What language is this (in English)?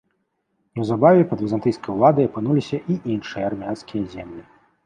Belarusian